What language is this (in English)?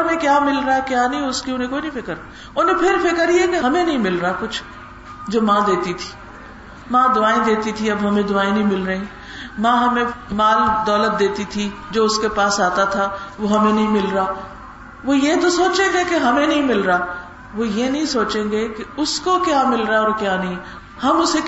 Urdu